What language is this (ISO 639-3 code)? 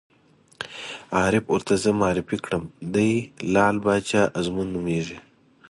pus